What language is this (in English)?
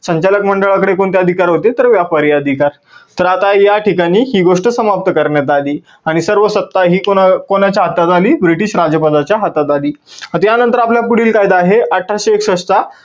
Marathi